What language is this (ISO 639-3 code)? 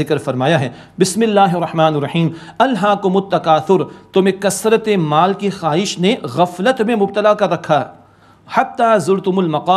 ara